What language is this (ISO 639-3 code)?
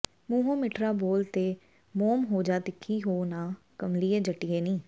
pan